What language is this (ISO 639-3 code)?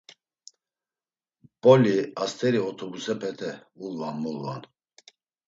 lzz